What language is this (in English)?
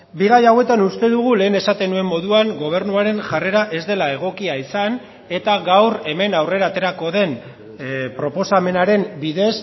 Basque